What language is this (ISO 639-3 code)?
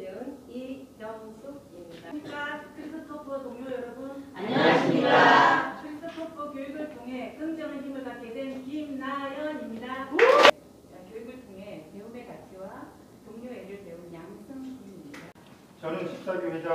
kor